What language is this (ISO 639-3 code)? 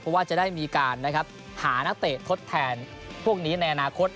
tha